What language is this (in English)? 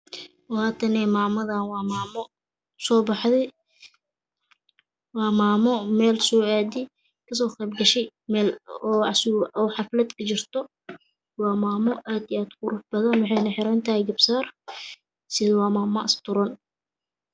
Somali